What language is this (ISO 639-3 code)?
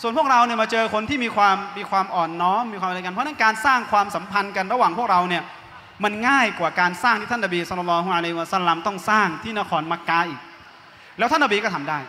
tha